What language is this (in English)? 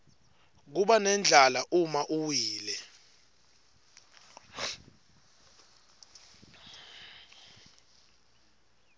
Swati